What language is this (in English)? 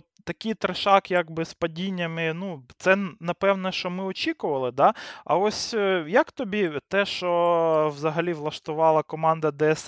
Ukrainian